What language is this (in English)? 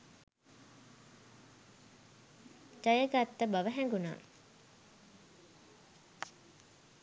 Sinhala